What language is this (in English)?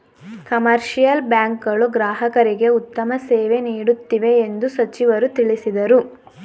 Kannada